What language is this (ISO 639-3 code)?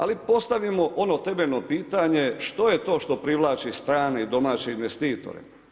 hrv